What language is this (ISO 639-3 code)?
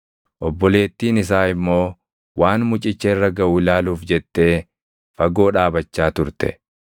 orm